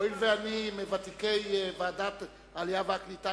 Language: Hebrew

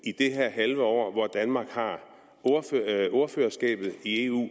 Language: Danish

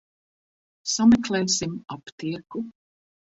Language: Latvian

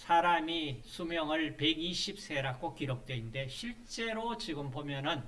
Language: Korean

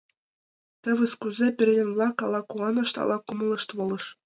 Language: Mari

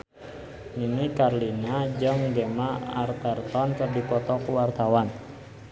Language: Sundanese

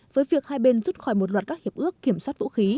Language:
Vietnamese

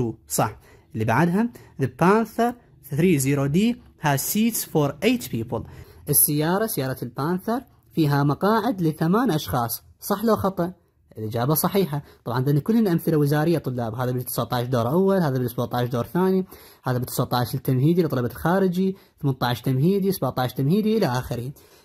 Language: Arabic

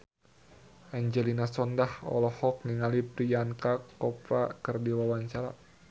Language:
Sundanese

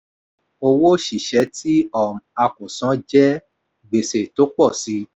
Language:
Yoruba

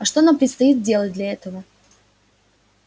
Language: Russian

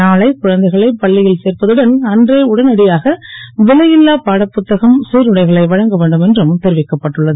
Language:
Tamil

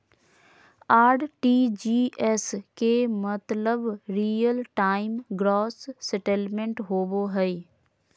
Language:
Magahi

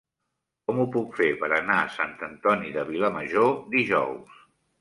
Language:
Catalan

